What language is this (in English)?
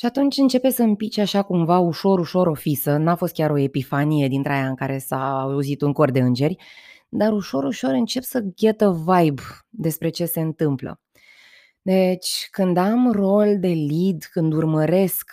Romanian